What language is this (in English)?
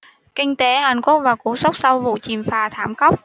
Vietnamese